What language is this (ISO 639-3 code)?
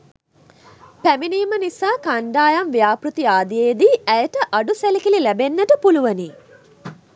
sin